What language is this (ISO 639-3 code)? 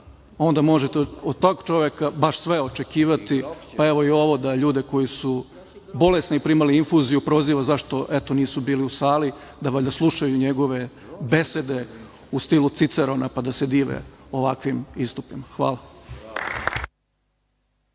srp